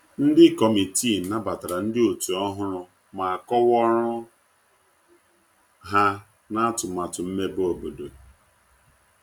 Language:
Igbo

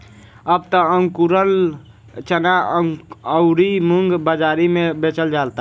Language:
Bhojpuri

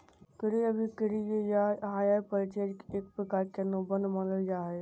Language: Magahi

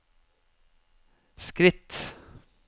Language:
Norwegian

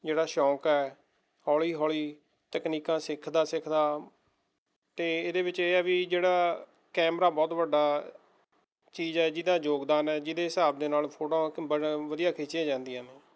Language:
Punjabi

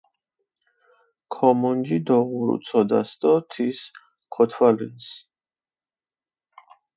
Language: Mingrelian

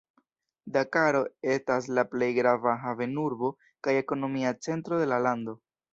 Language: Esperanto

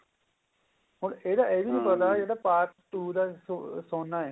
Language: Punjabi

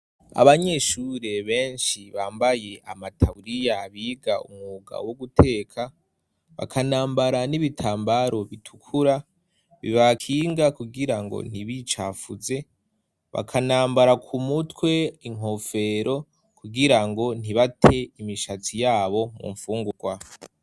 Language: Rundi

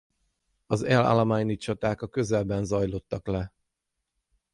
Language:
Hungarian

